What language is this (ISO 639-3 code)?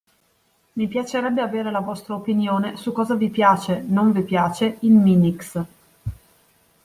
ita